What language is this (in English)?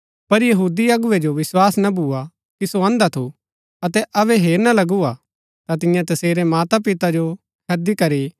Gaddi